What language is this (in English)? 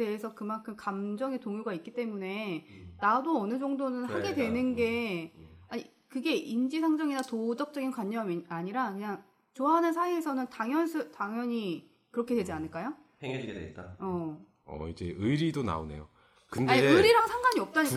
Korean